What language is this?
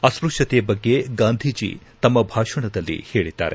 Kannada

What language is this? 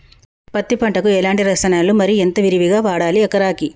Telugu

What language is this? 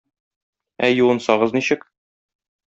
Tatar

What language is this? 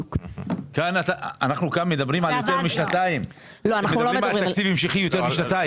Hebrew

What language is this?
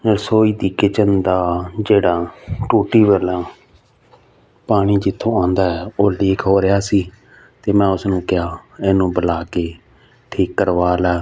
Punjabi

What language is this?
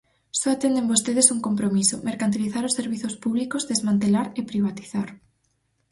Galician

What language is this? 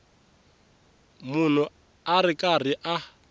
Tsonga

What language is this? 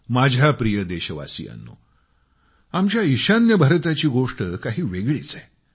Marathi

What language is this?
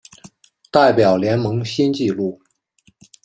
Chinese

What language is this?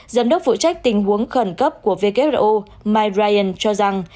Vietnamese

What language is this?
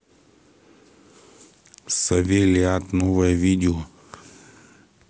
Russian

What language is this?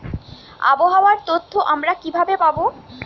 Bangla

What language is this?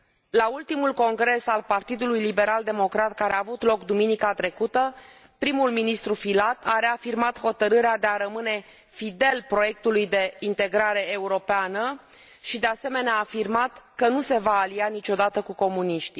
Romanian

